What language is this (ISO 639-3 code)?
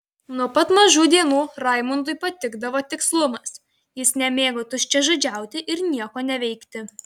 lit